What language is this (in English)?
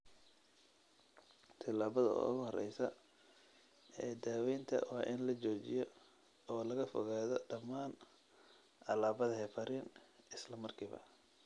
Somali